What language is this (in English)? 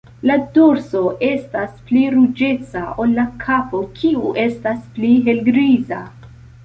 Esperanto